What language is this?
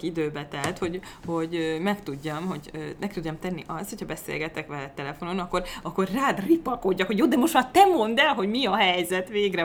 Hungarian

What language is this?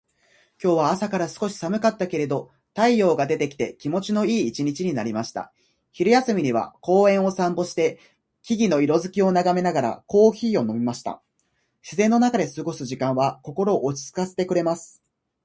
Japanese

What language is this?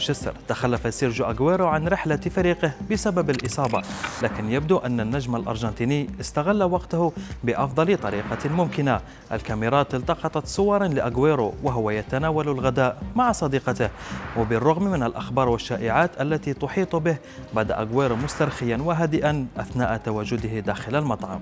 Arabic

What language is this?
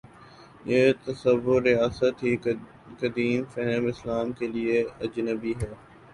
Urdu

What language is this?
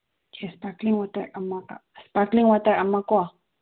Manipuri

